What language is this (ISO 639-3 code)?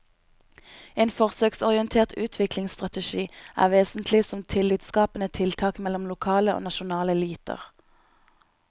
nor